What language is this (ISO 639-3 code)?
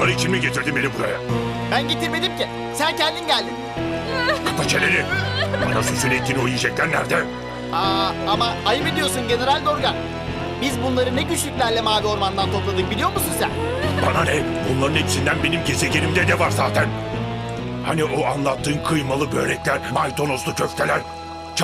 tur